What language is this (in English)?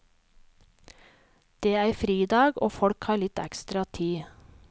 Norwegian